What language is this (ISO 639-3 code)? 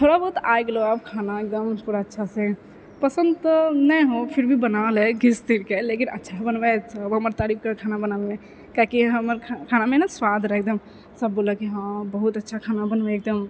mai